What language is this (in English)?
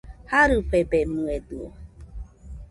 Nüpode Huitoto